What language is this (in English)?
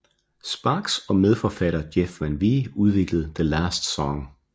Danish